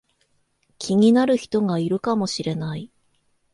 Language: Japanese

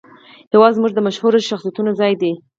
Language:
Pashto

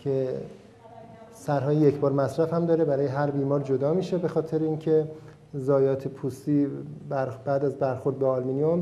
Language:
Persian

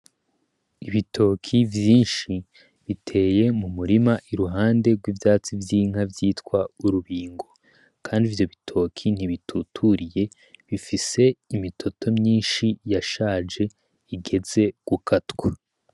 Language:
Rundi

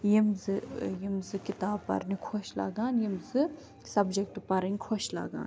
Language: Kashmiri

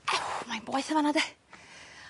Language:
Welsh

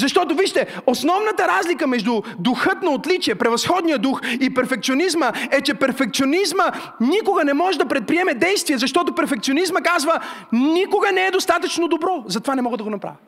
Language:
Bulgarian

